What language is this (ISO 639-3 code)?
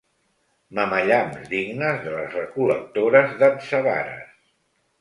cat